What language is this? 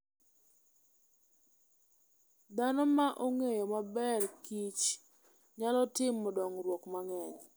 Luo (Kenya and Tanzania)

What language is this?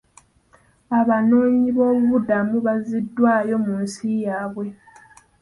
Ganda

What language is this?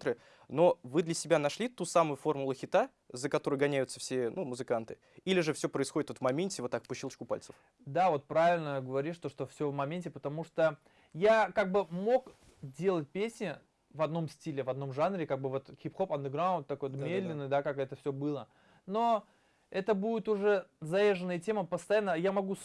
Russian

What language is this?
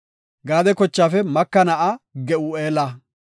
Gofa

